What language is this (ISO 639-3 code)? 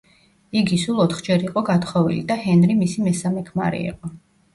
kat